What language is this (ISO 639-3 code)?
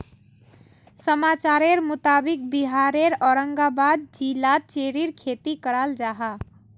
mag